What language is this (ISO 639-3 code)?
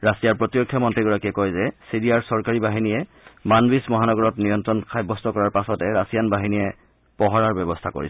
asm